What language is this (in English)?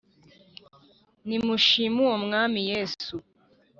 Kinyarwanda